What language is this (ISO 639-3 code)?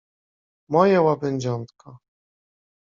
pol